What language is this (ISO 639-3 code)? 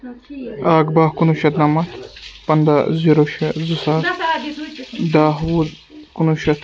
kas